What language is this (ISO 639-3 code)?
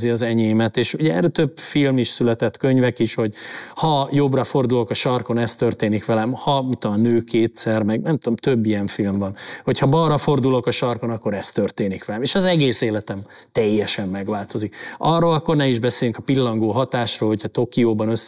hun